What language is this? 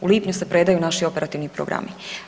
Croatian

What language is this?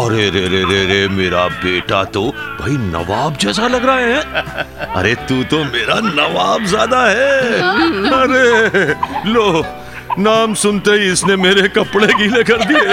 Hindi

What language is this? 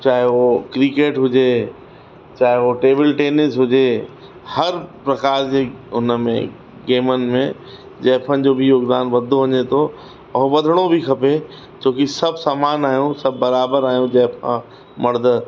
Sindhi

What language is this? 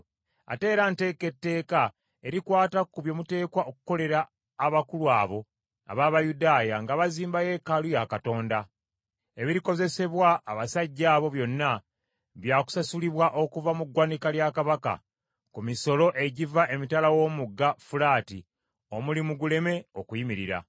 Ganda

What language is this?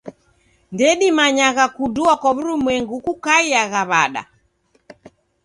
Taita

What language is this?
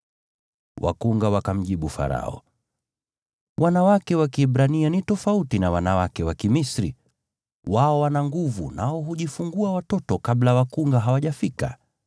Swahili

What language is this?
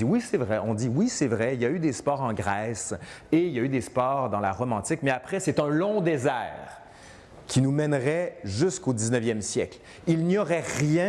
French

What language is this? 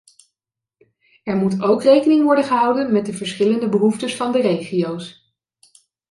Dutch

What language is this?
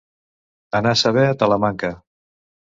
Catalan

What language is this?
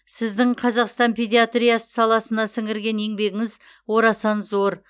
Kazakh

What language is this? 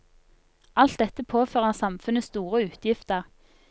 Norwegian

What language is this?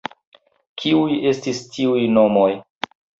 Esperanto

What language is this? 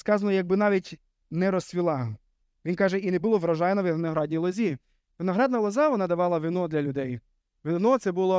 Ukrainian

